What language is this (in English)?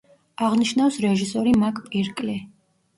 Georgian